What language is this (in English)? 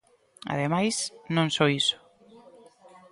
Galician